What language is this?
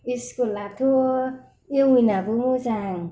Bodo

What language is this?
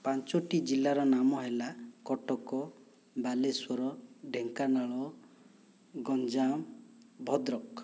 Odia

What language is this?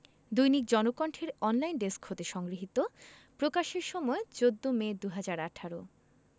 Bangla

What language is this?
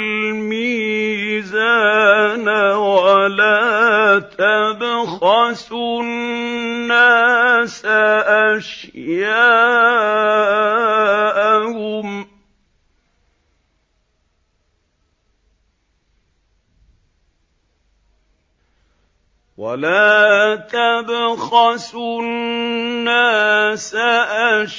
Arabic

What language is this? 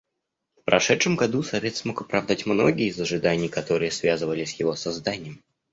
Russian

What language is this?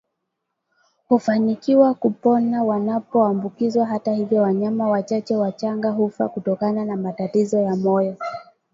Swahili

